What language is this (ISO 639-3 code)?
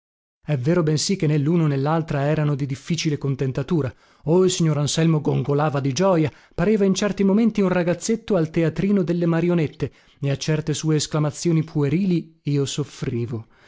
ita